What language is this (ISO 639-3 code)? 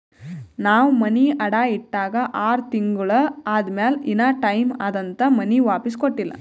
kan